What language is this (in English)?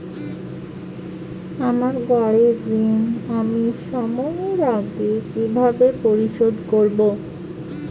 Bangla